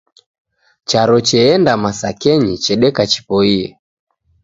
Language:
Taita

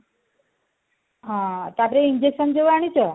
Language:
Odia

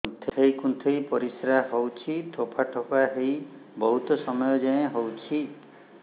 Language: Odia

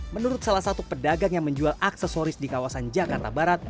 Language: Indonesian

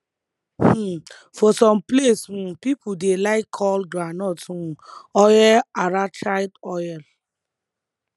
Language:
Nigerian Pidgin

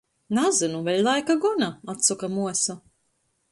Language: Latgalian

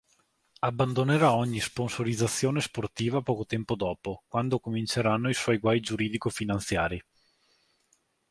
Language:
Italian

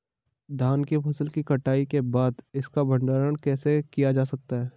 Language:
Hindi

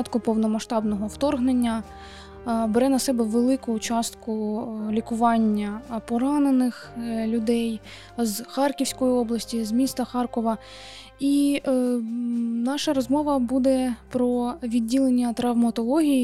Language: Ukrainian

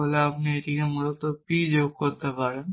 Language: Bangla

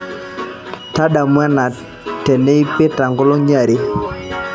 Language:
Masai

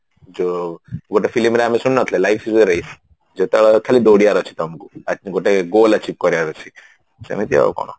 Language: Odia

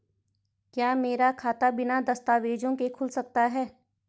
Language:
Hindi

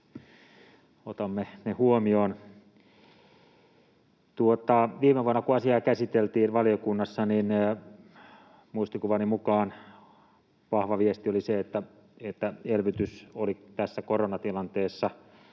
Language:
Finnish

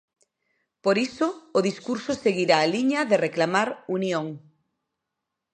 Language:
Galician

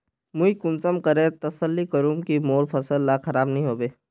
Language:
Magahi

